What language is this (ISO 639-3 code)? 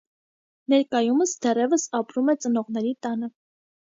hye